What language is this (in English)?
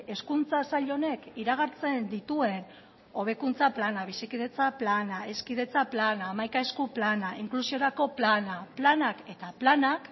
Basque